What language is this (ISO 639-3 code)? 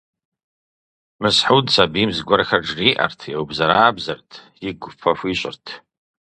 kbd